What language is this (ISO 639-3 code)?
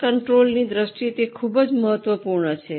guj